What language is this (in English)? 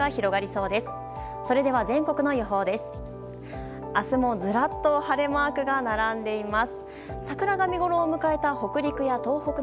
Japanese